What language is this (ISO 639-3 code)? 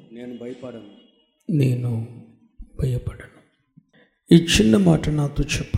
tel